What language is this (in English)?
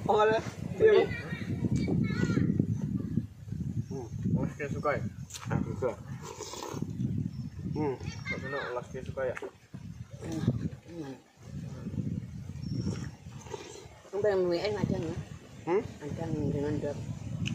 Indonesian